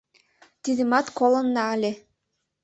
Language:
Mari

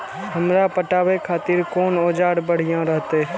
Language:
Maithili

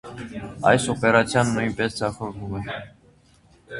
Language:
Armenian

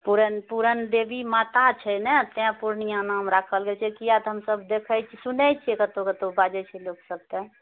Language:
Maithili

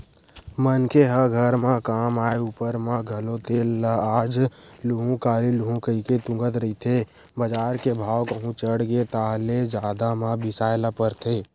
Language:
Chhattisgarhi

